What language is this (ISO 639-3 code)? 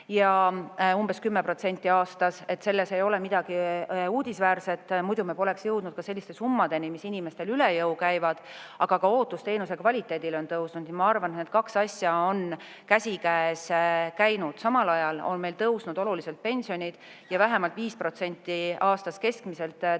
est